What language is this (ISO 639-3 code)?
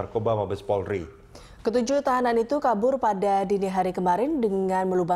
ind